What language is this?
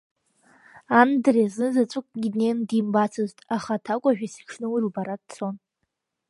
Abkhazian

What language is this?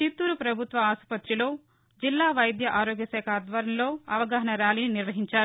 Telugu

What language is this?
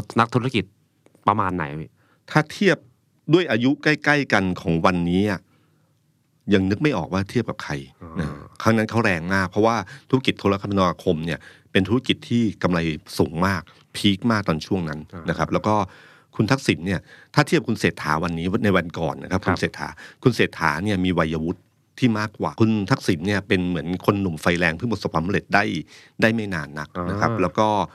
Thai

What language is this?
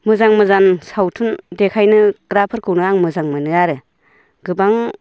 Bodo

